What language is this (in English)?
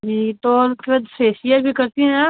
Hindi